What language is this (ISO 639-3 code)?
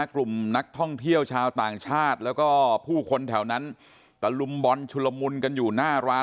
tha